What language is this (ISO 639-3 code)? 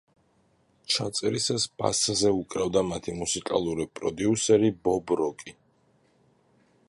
kat